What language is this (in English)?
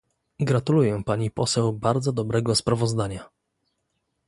Polish